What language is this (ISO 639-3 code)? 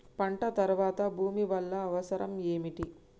tel